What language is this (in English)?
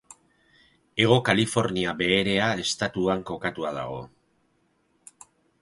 Basque